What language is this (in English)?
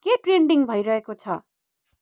Nepali